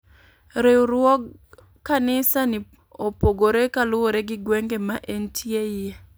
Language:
Luo (Kenya and Tanzania)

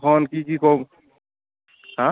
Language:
Assamese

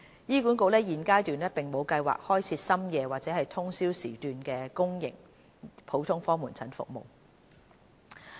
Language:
Cantonese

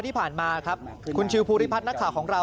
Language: Thai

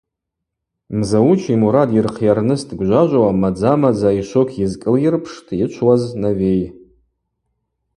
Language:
Abaza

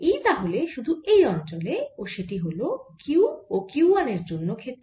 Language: Bangla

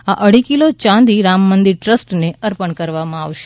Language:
Gujarati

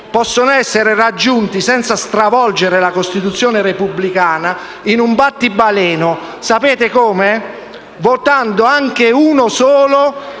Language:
Italian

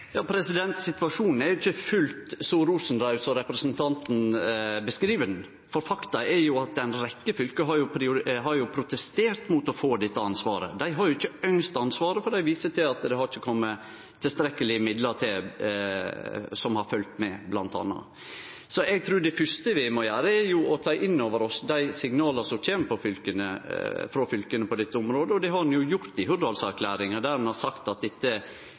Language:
Norwegian Nynorsk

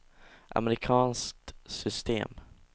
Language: Swedish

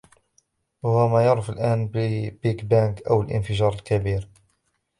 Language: Arabic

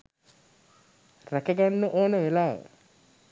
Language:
Sinhala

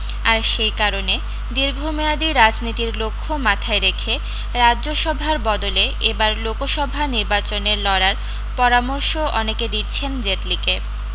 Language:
Bangla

